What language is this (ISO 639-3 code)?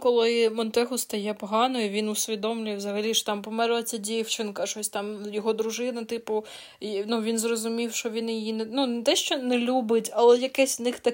ukr